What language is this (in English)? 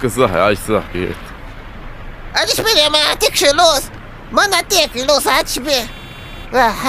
Arabic